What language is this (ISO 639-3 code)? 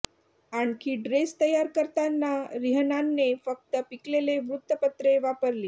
mar